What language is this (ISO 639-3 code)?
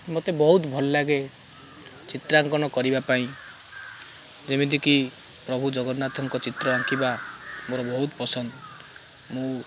ori